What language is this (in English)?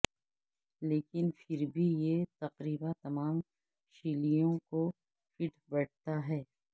Urdu